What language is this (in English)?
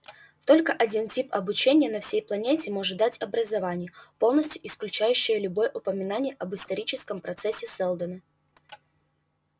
Russian